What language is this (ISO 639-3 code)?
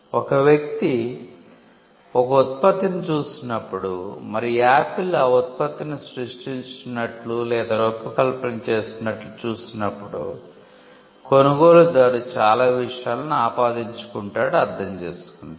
tel